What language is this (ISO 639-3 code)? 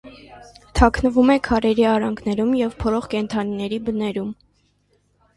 hye